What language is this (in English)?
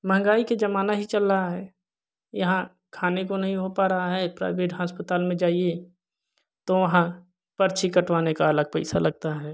Hindi